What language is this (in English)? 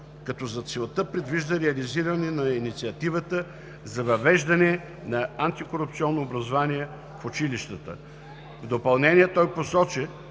Bulgarian